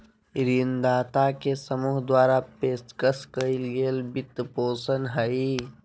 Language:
Magahi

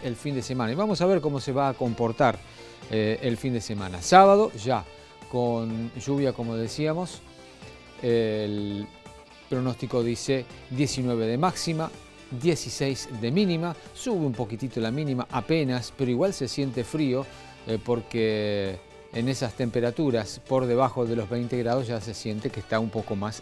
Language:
Spanish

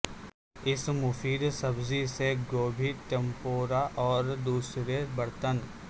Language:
Urdu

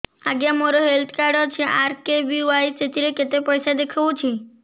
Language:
Odia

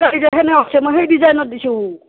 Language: Assamese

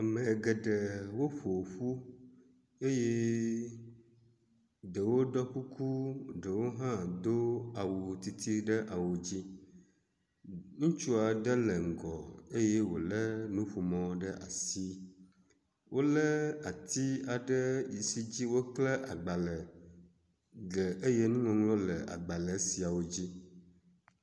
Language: Ewe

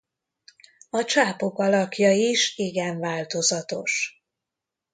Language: Hungarian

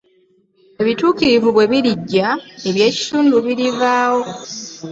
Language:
Ganda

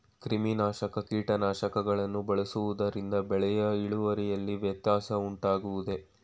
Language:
Kannada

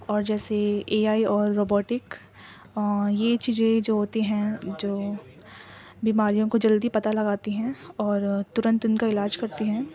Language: Urdu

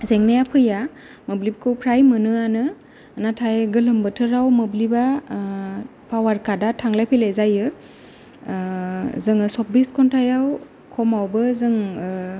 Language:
Bodo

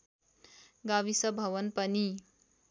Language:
Nepali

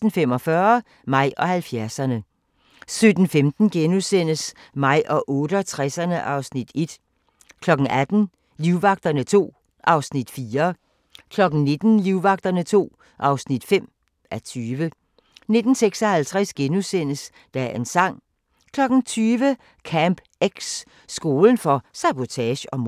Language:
Danish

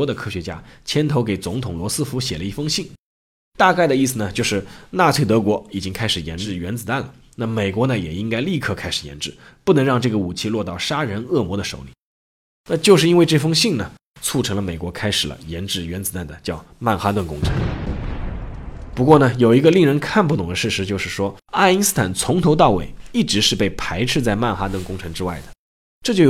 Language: Chinese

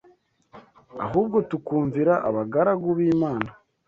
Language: Kinyarwanda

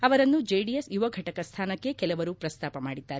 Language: Kannada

